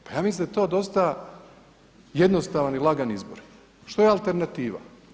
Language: Croatian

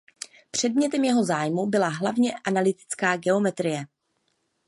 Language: Czech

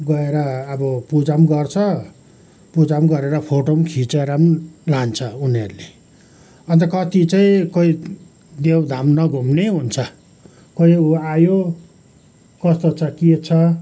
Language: Nepali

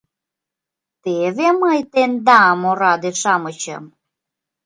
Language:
Mari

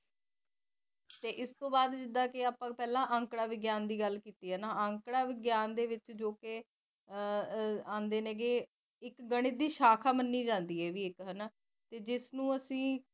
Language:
Punjabi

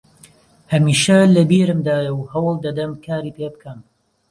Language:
Central Kurdish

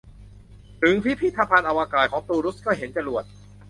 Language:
Thai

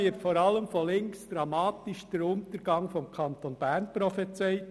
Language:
Swiss German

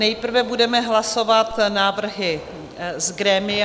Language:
Czech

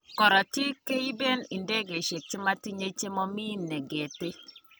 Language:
Kalenjin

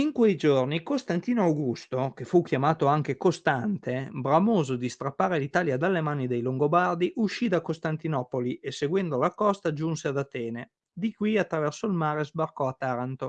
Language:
Italian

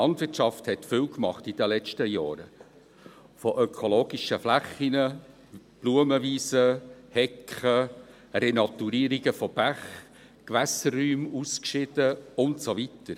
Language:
Swiss German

